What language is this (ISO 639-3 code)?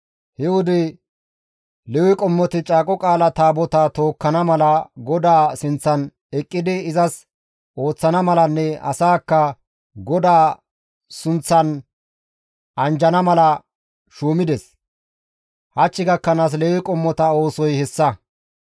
gmv